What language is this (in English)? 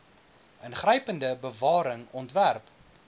Afrikaans